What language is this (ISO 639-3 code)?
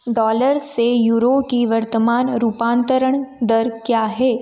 hin